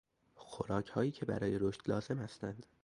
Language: Persian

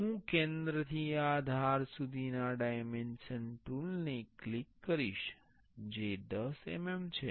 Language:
Gujarati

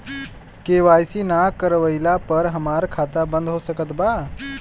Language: Bhojpuri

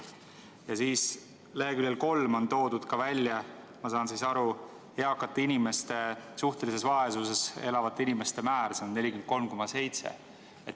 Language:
Estonian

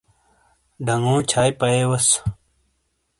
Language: Shina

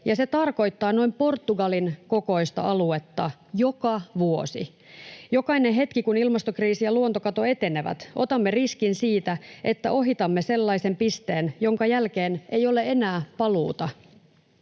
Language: Finnish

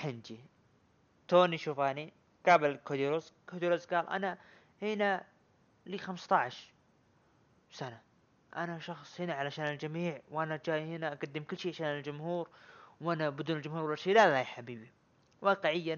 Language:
Arabic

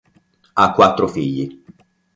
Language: Italian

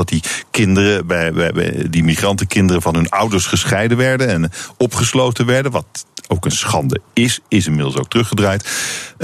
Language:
Dutch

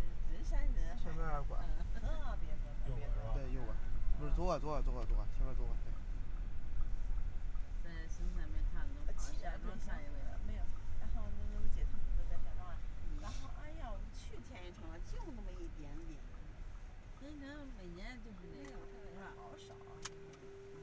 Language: Chinese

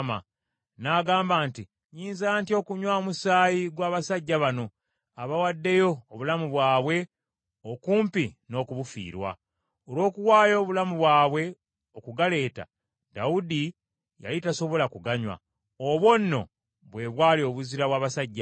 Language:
Ganda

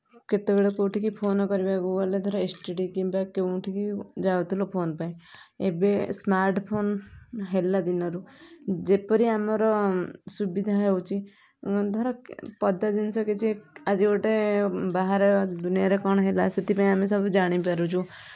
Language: Odia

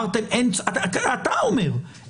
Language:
Hebrew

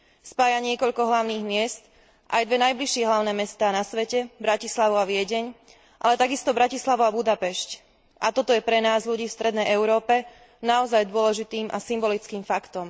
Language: Slovak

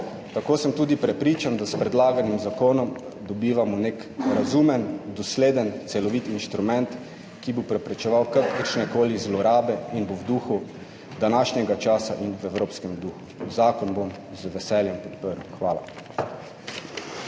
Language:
Slovenian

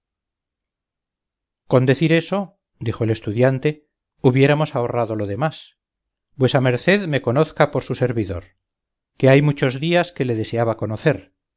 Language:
Spanish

